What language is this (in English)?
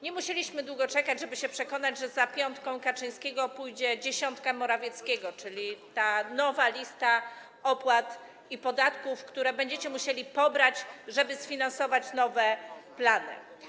Polish